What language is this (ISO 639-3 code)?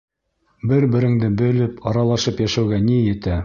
bak